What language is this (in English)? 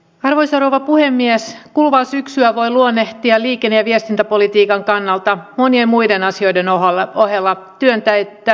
Finnish